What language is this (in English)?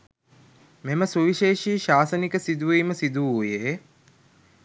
Sinhala